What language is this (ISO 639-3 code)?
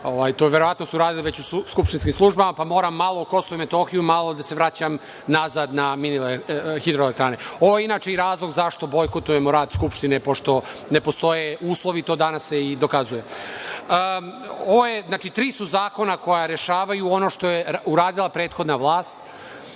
srp